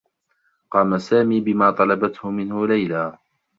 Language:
Arabic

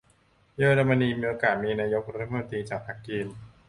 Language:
Thai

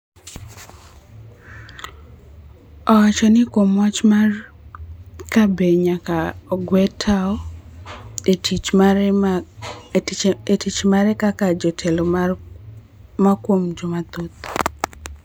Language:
Luo (Kenya and Tanzania)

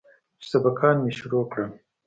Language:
Pashto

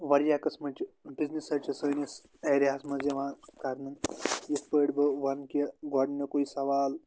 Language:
Kashmiri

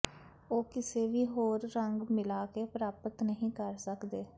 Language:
Punjabi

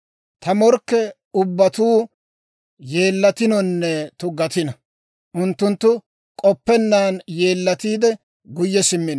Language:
Dawro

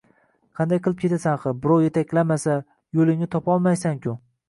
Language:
Uzbek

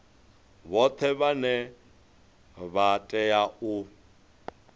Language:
Venda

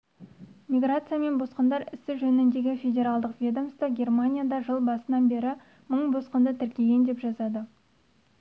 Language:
Kazakh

